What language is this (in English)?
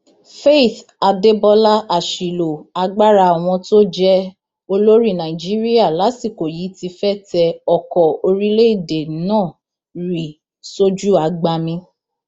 Yoruba